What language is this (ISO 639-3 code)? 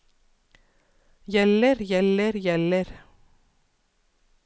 nor